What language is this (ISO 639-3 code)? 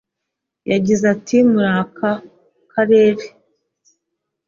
kin